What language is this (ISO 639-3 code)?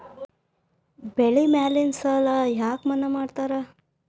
kan